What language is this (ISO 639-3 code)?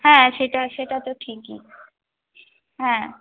ben